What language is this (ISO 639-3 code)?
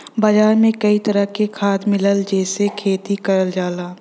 bho